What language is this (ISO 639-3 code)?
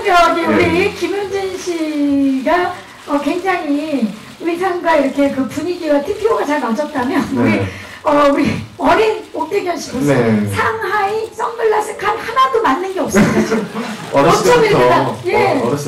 kor